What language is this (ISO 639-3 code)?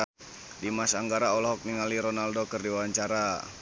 sun